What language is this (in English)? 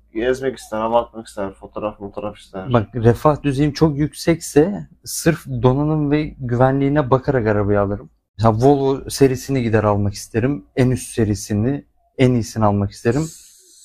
Turkish